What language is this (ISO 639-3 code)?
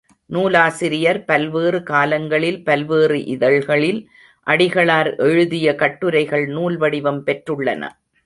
tam